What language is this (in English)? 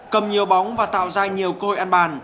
Vietnamese